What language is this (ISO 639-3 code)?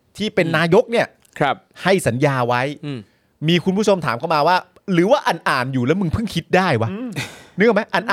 tha